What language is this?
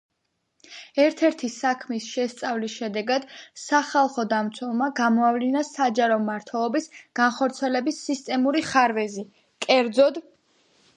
Georgian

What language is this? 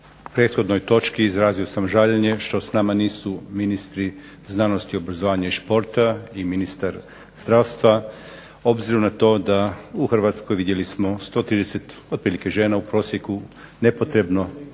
Croatian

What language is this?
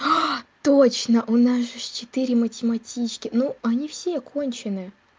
Russian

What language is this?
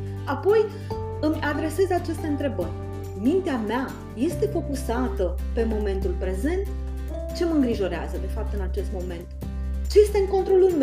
Romanian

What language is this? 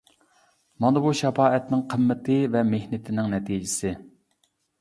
Uyghur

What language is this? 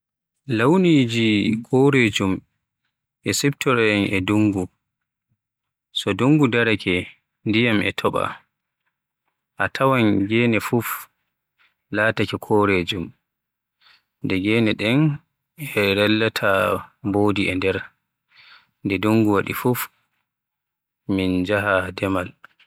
Western Niger Fulfulde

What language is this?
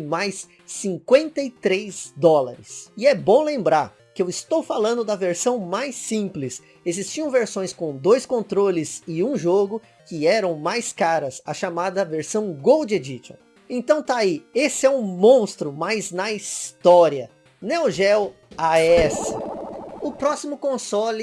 Portuguese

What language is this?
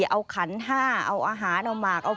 Thai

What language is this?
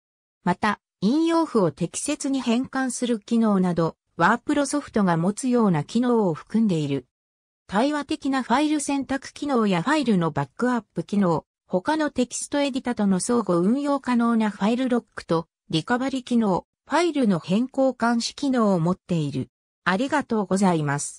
Japanese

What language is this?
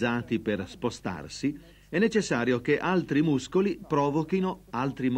Italian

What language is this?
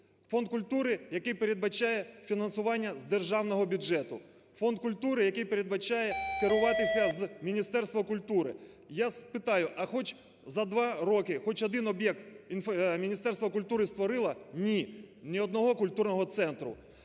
Ukrainian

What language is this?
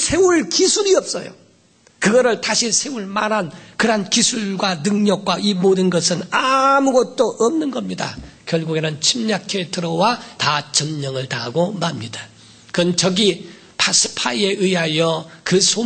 Korean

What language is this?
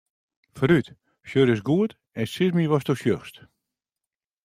Western Frisian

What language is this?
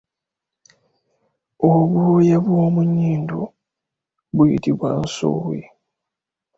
Ganda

